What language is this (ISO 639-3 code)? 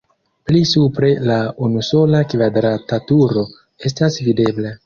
epo